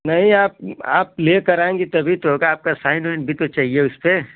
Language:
Hindi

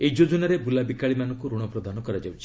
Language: Odia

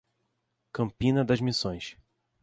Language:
Portuguese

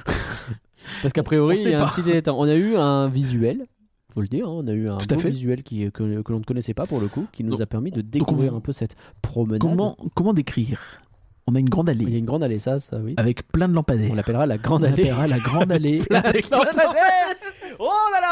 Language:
French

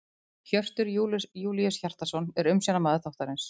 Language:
Icelandic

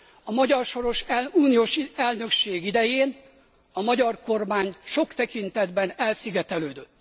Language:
Hungarian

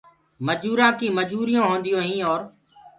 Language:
Gurgula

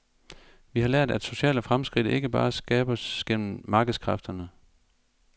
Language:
Danish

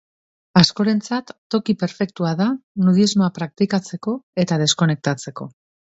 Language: Basque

